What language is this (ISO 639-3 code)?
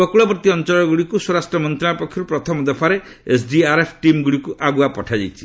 ori